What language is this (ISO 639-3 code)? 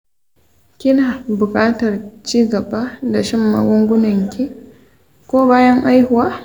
hau